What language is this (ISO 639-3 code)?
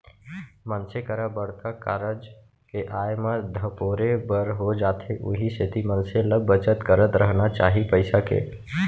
hne